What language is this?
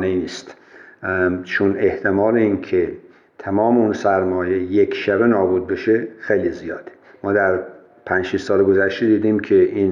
Persian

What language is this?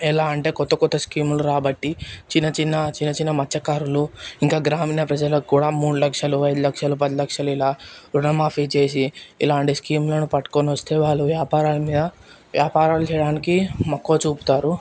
Telugu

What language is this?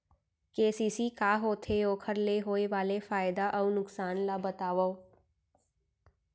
Chhattisgarhi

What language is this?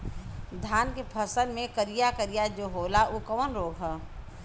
Bhojpuri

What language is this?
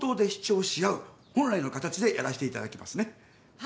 Japanese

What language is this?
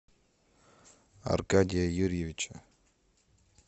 Russian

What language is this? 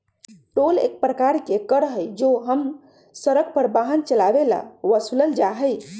Magahi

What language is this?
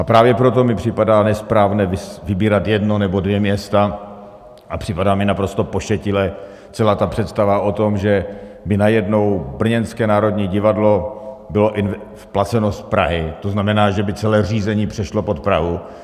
Czech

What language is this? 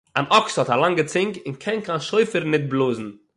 Yiddish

